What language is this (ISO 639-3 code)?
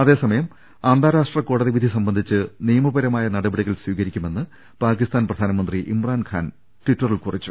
mal